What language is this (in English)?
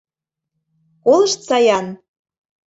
Mari